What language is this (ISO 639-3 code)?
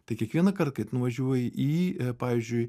lit